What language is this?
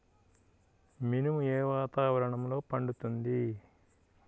Telugu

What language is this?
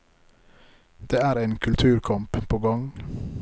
Norwegian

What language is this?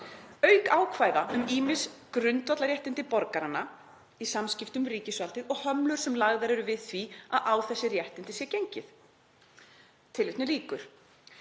Icelandic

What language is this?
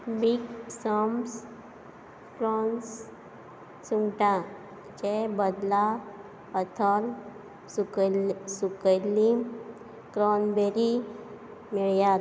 Konkani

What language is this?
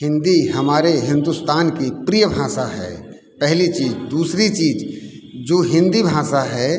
Hindi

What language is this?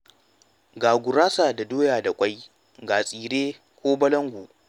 Hausa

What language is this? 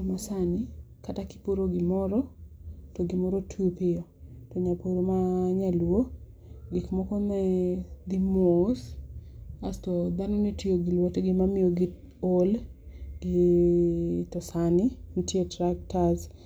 Luo (Kenya and Tanzania)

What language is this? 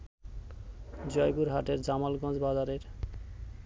Bangla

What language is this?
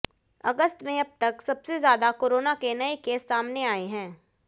Hindi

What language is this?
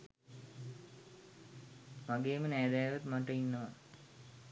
Sinhala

